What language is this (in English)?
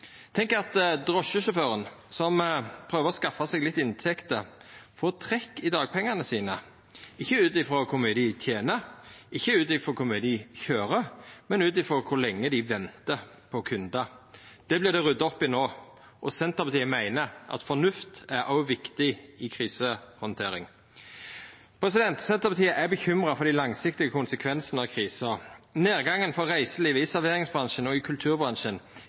Norwegian Nynorsk